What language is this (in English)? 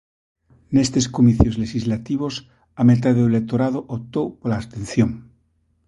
Galician